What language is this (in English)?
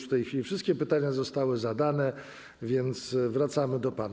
Polish